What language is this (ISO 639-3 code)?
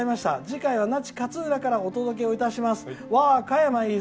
jpn